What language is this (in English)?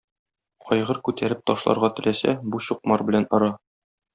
Tatar